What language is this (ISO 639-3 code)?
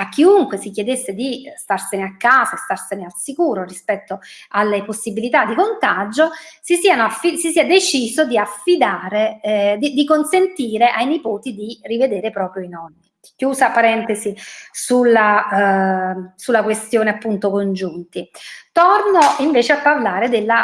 ita